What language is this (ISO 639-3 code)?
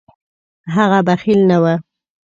pus